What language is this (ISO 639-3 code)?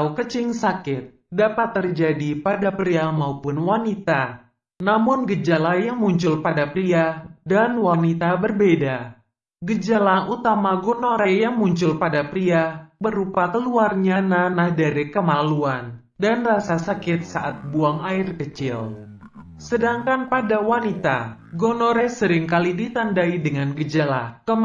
ind